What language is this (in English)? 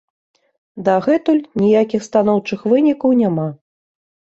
Belarusian